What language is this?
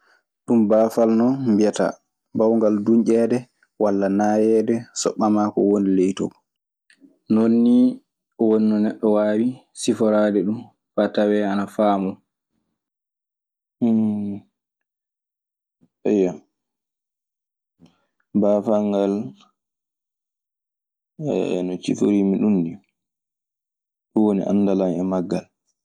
Maasina Fulfulde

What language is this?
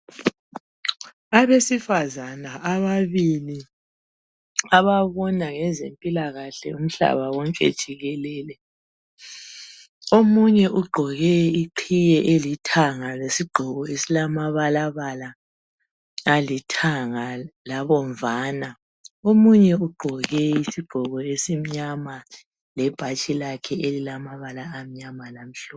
North Ndebele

